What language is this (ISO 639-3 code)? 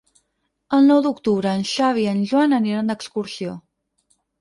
cat